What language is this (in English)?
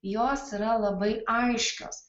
Lithuanian